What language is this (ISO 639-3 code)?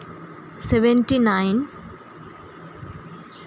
sat